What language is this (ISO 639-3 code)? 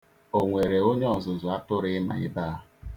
ibo